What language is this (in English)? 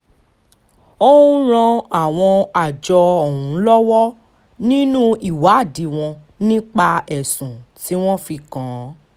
Yoruba